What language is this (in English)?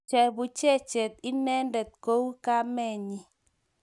Kalenjin